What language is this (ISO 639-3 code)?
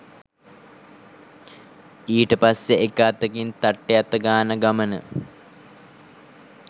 sin